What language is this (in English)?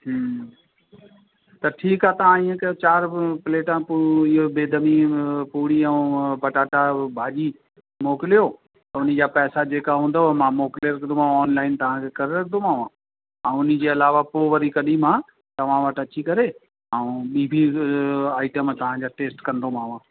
Sindhi